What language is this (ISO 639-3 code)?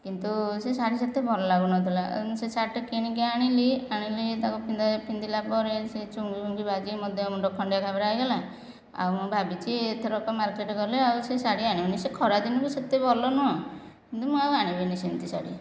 ori